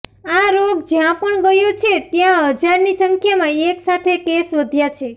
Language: Gujarati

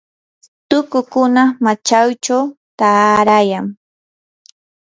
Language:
Yanahuanca Pasco Quechua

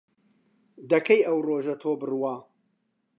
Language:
Central Kurdish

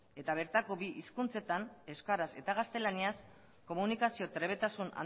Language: Basque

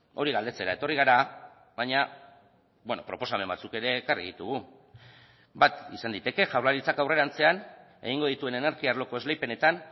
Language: Basque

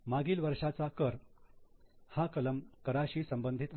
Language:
Marathi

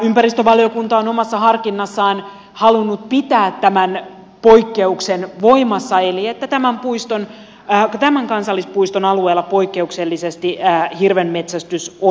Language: Finnish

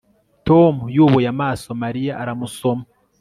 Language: Kinyarwanda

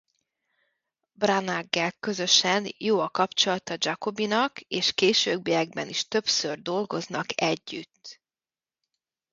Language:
Hungarian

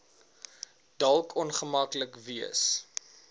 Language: Afrikaans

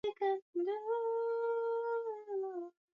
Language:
Swahili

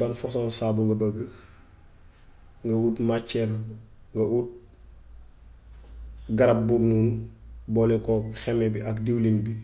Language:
Gambian Wolof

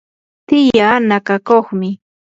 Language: Yanahuanca Pasco Quechua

